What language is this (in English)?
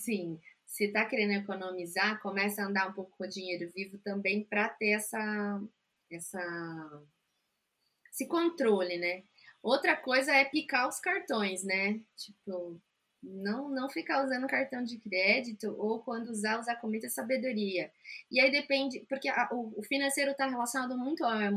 Portuguese